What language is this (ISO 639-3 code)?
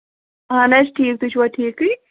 kas